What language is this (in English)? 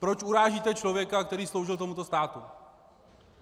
Czech